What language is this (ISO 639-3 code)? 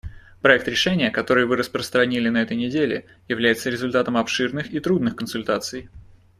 rus